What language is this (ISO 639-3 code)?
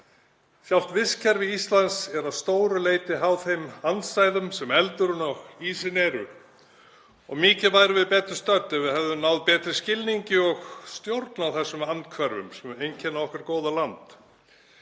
isl